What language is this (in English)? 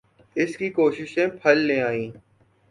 Urdu